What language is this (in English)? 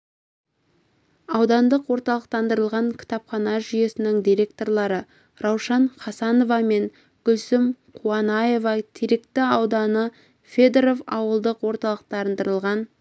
Kazakh